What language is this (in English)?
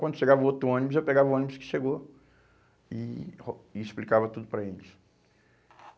Portuguese